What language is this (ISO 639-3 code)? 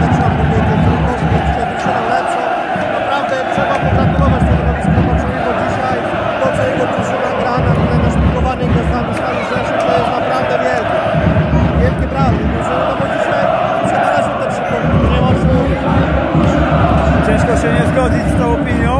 pol